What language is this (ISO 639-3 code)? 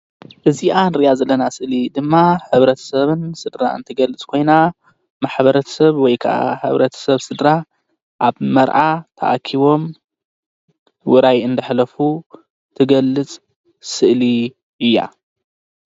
tir